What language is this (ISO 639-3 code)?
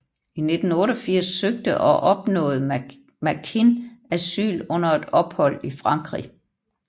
dan